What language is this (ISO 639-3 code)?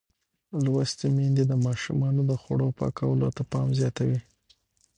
pus